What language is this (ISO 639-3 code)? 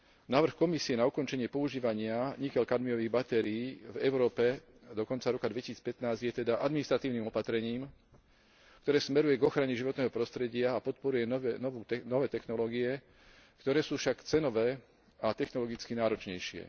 slk